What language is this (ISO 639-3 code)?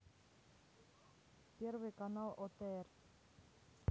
rus